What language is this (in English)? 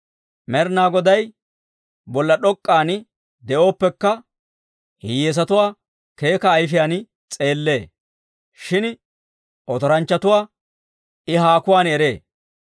Dawro